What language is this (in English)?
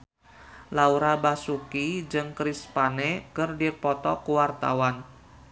Sundanese